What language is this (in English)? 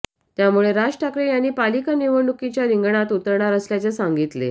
Marathi